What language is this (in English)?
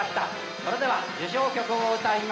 Japanese